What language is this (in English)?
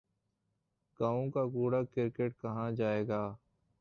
Urdu